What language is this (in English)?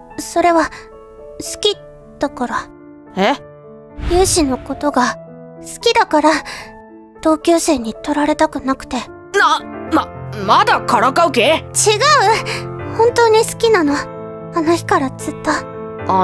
Japanese